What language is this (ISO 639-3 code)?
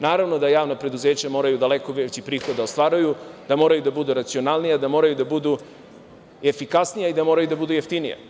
srp